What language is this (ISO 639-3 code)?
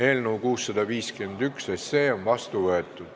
est